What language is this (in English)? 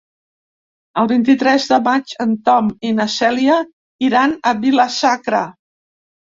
Catalan